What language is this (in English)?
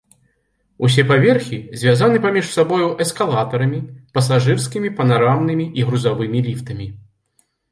Belarusian